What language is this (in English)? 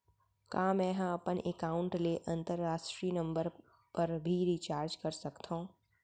Chhattisgarhi